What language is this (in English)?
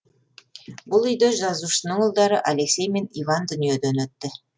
Kazakh